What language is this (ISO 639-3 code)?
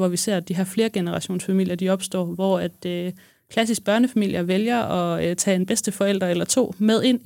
dan